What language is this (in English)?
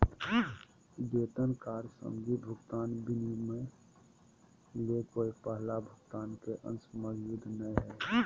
Magahi